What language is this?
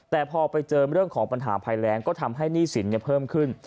Thai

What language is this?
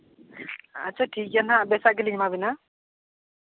Santali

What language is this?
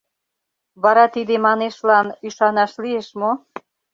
Mari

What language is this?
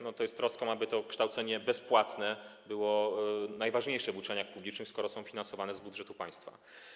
Polish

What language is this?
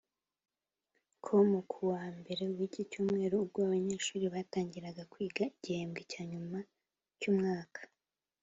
Kinyarwanda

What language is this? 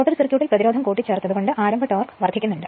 Malayalam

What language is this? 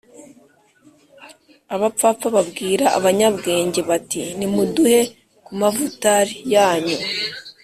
Kinyarwanda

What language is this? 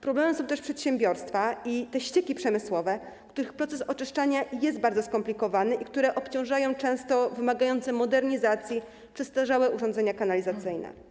Polish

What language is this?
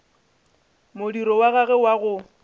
Northern Sotho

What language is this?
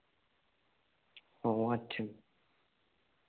Santali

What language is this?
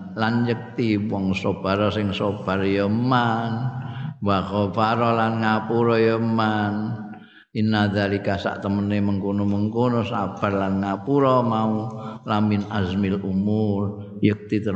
Indonesian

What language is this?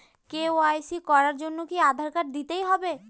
Bangla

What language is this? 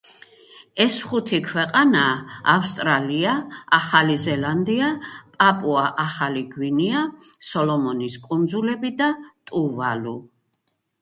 Georgian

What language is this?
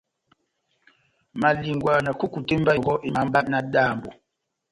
Batanga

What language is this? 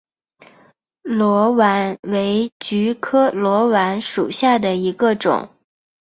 Chinese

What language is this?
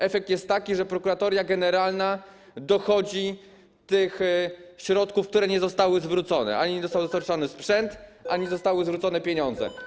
Polish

